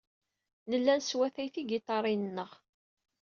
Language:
Kabyle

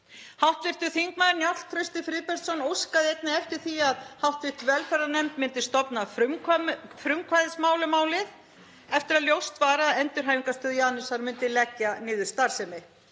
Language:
Icelandic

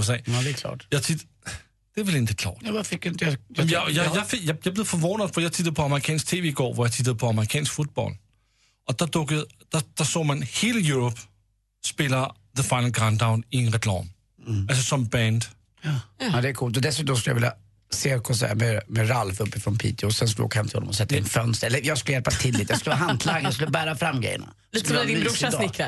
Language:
Swedish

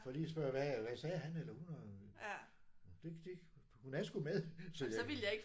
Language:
Danish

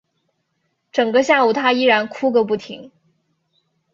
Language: Chinese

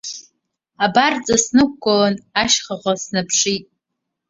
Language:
Abkhazian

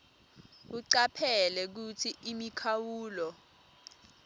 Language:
Swati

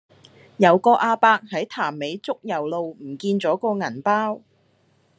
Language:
Cantonese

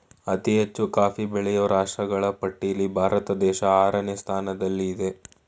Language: Kannada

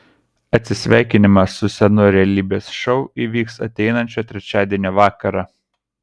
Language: Lithuanian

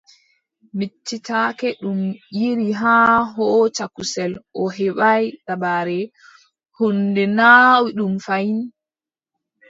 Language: Adamawa Fulfulde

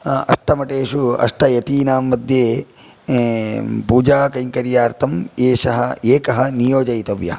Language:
Sanskrit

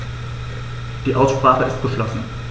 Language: German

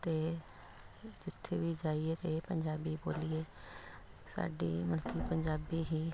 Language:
Punjabi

